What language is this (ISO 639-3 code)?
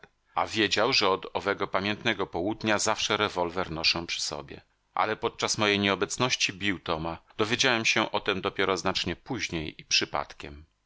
pol